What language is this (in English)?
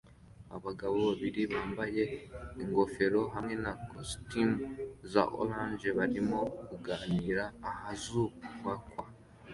Kinyarwanda